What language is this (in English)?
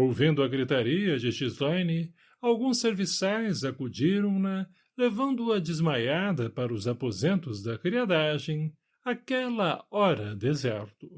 Portuguese